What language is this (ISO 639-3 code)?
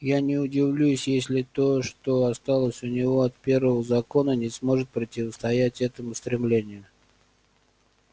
rus